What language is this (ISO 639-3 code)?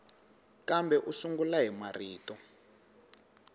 tso